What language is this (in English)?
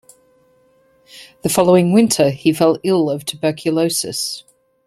English